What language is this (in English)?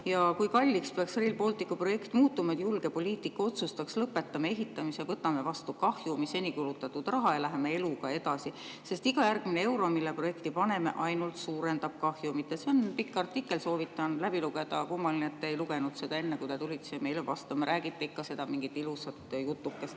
Estonian